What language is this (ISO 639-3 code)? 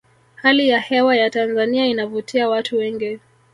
swa